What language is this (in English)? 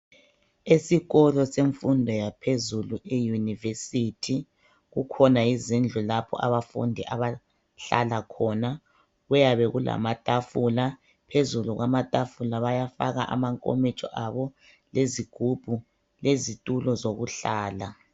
North Ndebele